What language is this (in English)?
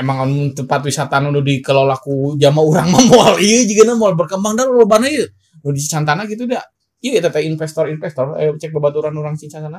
Indonesian